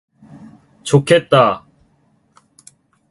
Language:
Korean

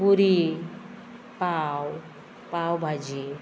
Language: Konkani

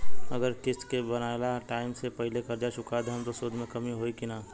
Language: Bhojpuri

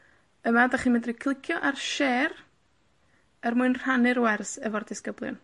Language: Welsh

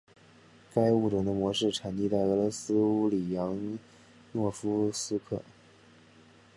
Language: Chinese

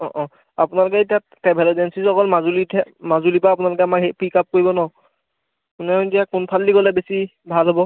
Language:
Assamese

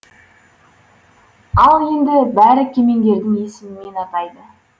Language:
Kazakh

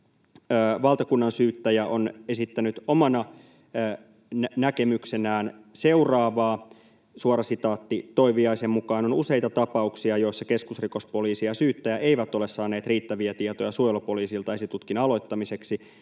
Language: Finnish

